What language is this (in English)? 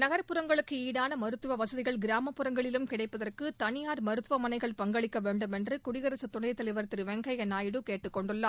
Tamil